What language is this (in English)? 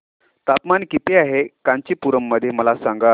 Marathi